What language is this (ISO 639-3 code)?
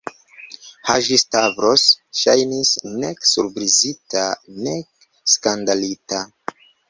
epo